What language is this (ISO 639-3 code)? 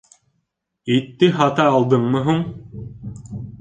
bak